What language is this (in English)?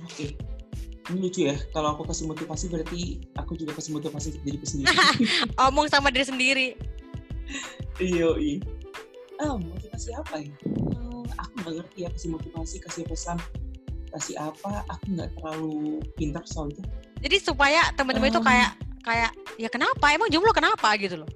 Indonesian